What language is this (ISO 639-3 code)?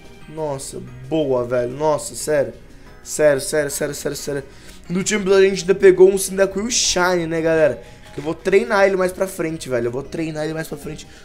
por